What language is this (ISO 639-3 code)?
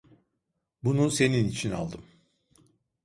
tur